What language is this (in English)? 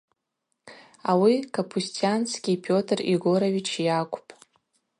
Abaza